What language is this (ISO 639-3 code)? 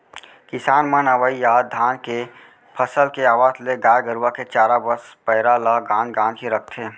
hne